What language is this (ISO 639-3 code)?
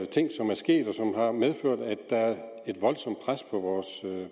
dan